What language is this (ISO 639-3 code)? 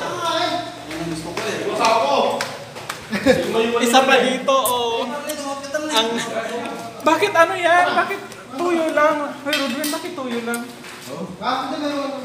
fil